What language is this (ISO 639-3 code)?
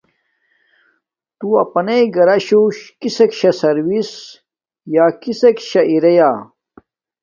dmk